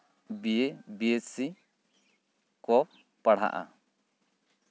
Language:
Santali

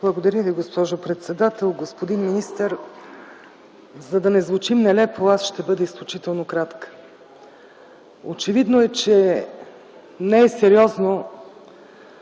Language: Bulgarian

